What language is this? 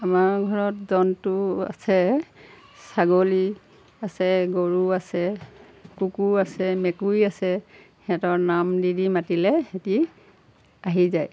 Assamese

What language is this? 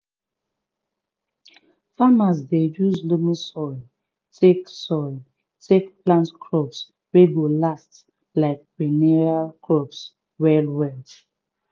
Nigerian Pidgin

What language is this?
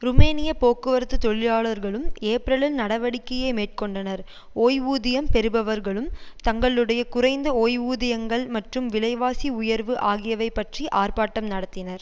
Tamil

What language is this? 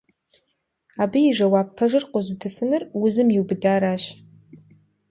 Kabardian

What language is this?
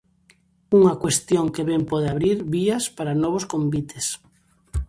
Galician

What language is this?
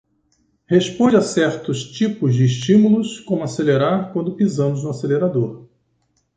Portuguese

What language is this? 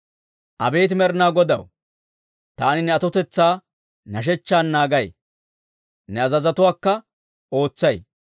Dawro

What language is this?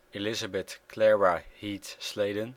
Dutch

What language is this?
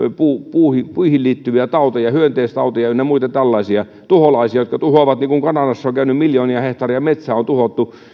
Finnish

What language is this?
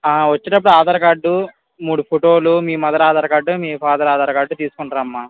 Telugu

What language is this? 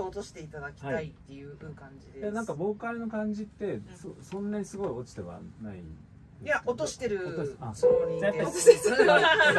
Japanese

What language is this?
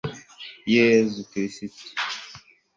Kinyarwanda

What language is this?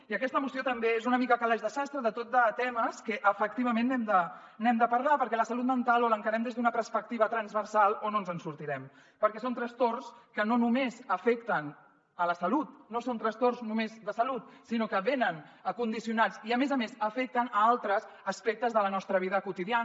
Catalan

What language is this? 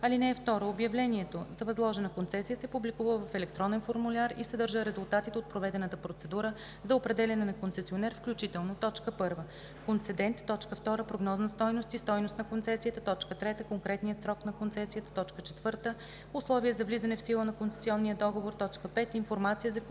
Bulgarian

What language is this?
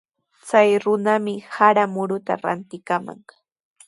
Sihuas Ancash Quechua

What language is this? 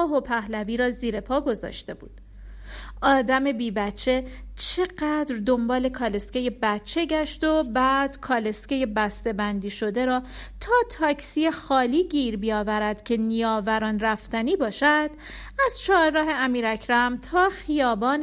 Persian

